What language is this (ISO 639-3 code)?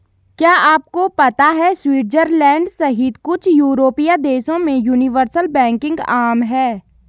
hin